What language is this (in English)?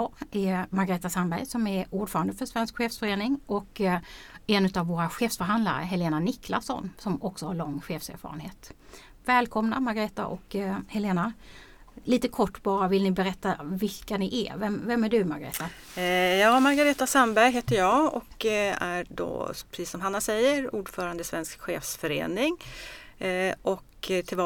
Swedish